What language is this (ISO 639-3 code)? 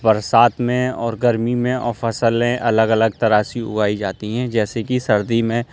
urd